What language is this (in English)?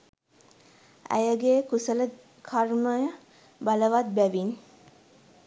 Sinhala